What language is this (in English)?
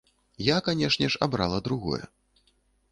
Belarusian